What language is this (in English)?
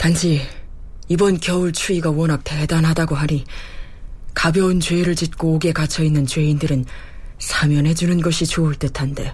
Korean